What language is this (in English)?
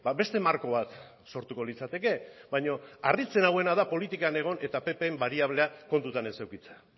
Basque